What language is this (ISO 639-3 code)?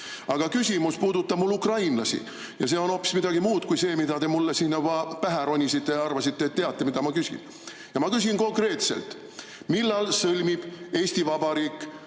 est